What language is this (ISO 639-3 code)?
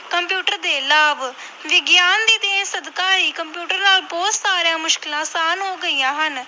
pan